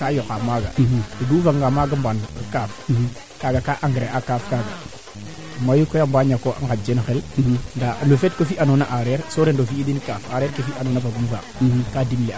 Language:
Serer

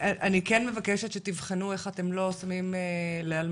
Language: Hebrew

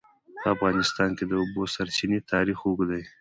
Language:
Pashto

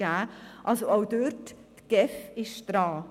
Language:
Swiss German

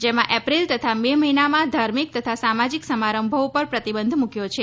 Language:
Gujarati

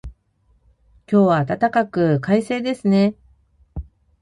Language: Japanese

